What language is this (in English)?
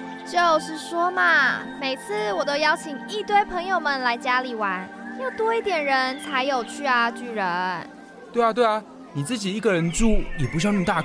Chinese